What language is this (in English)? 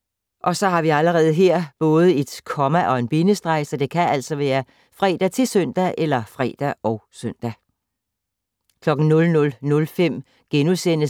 Danish